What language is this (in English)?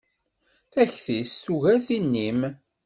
Kabyle